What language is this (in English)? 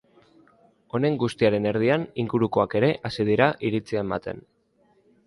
Basque